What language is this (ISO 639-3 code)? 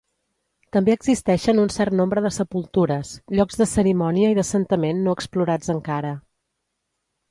cat